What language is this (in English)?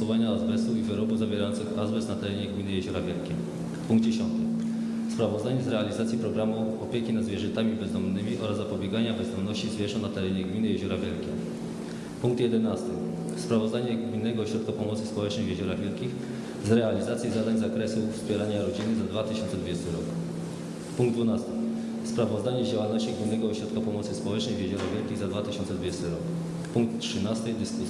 Polish